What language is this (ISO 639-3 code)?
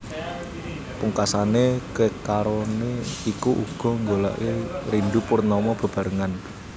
jav